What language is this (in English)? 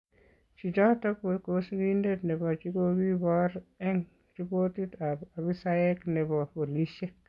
Kalenjin